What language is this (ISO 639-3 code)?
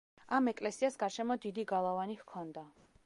kat